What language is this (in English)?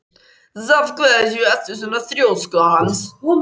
Icelandic